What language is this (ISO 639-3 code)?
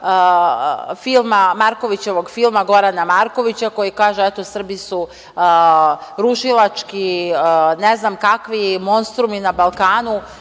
srp